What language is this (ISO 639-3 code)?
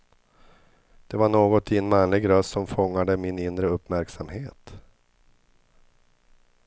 swe